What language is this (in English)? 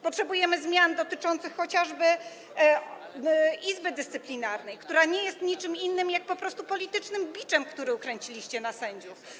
Polish